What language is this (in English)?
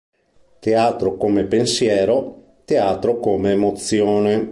Italian